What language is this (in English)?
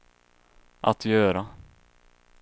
Swedish